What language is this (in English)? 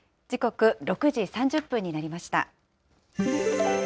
Japanese